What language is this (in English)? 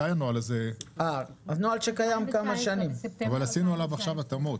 Hebrew